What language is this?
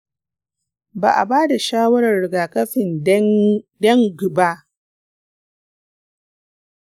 Hausa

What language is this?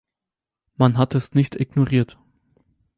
German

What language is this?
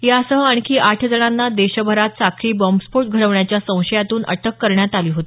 Marathi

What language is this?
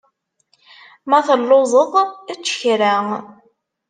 Kabyle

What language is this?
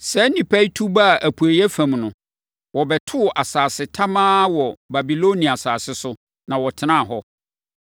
Akan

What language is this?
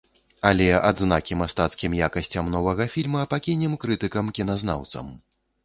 Belarusian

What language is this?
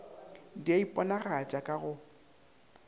Northern Sotho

